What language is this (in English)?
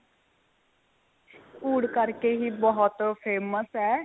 Punjabi